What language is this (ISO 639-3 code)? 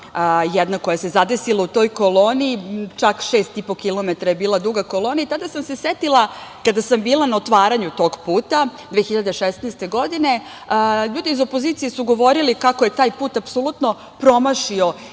srp